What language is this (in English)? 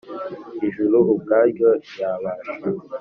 Kinyarwanda